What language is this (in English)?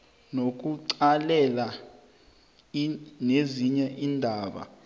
South Ndebele